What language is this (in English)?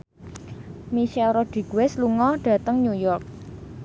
Javanese